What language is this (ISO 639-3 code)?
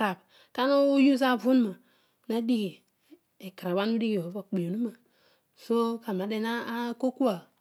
odu